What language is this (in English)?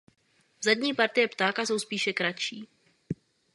Czech